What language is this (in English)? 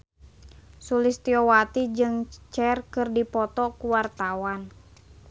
Sundanese